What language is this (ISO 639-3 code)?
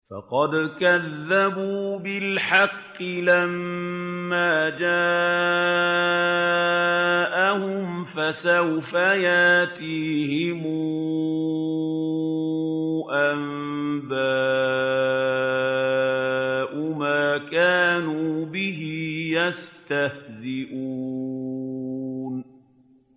ara